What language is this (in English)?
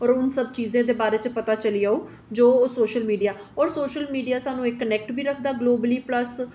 Dogri